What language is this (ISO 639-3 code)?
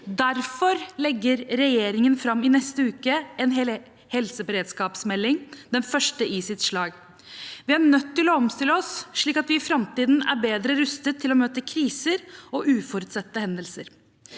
nor